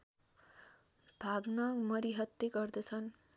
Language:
Nepali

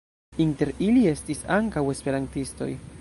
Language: Esperanto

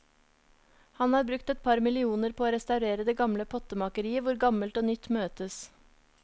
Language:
Norwegian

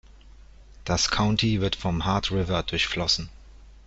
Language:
German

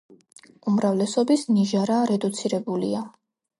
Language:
Georgian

